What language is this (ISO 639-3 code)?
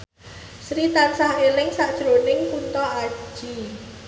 jav